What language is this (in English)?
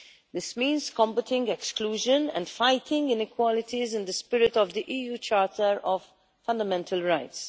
English